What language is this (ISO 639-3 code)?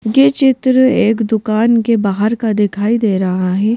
hin